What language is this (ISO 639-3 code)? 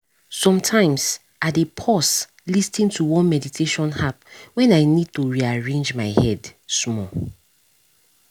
pcm